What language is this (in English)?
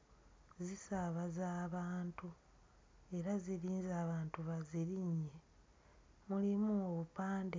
Ganda